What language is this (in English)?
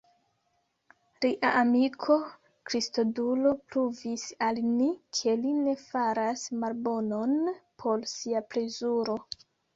Esperanto